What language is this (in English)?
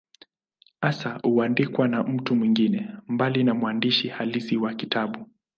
Swahili